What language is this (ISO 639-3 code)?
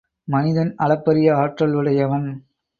tam